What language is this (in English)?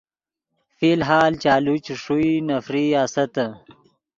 Yidgha